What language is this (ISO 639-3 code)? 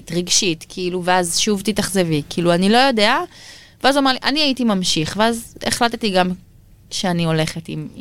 heb